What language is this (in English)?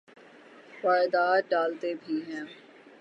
Urdu